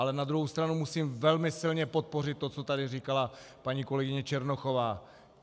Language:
Czech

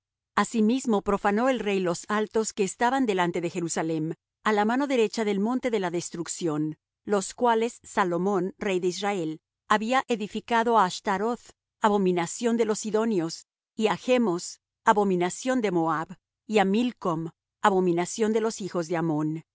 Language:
Spanish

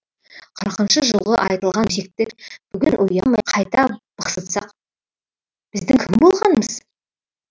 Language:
Kazakh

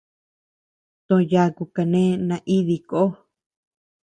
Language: Tepeuxila Cuicatec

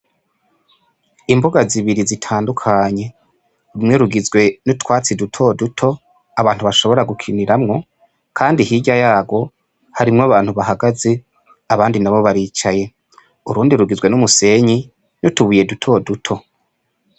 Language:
Rundi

